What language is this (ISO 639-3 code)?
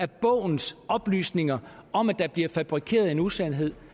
dan